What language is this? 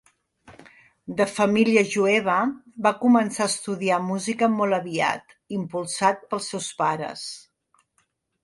Catalan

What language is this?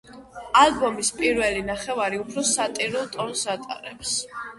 Georgian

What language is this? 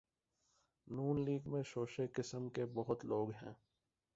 Urdu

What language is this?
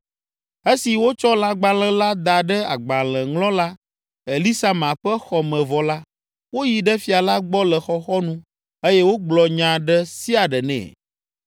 Ewe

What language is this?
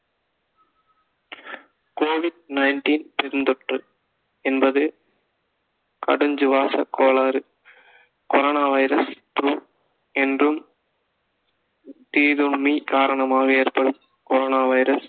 Tamil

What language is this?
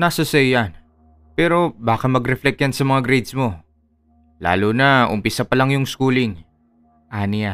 Filipino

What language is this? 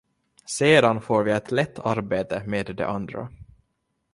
Swedish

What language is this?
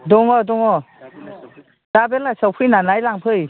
Bodo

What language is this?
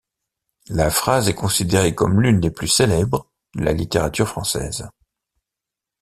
French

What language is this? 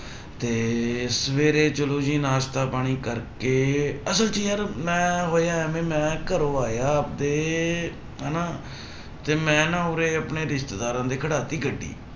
Punjabi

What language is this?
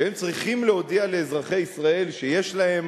Hebrew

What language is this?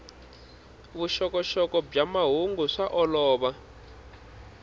Tsonga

